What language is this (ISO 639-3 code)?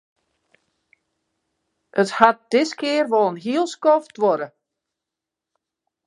fry